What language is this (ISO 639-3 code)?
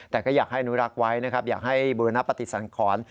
tha